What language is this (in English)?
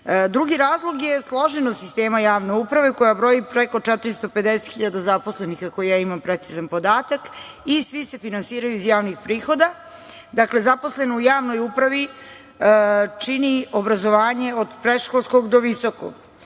Serbian